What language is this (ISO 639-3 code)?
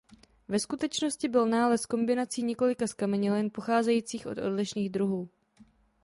ces